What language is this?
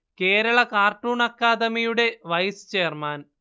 Malayalam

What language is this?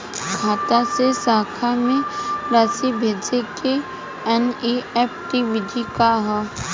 Bhojpuri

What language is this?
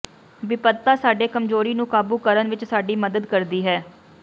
Punjabi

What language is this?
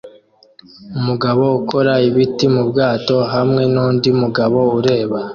Kinyarwanda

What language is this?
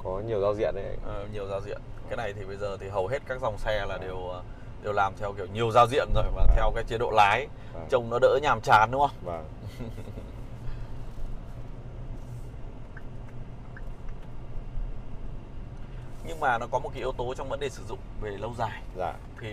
Vietnamese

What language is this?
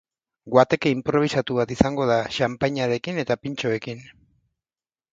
Basque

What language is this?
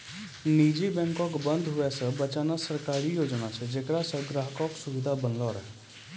Maithili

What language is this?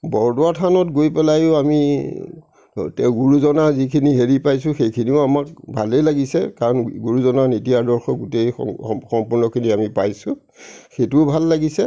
Assamese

